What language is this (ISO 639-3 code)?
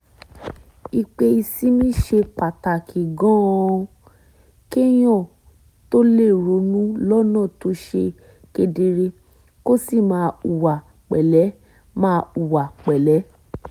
yor